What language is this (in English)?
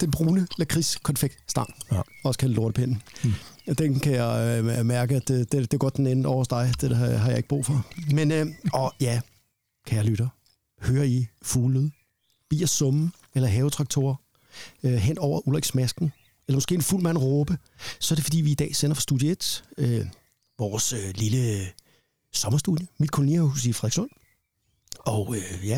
Danish